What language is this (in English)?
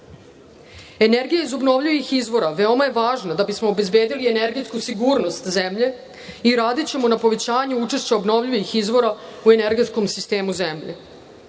Serbian